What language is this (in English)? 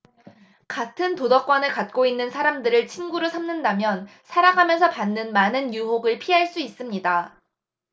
Korean